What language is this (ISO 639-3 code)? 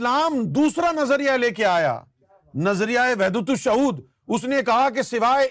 urd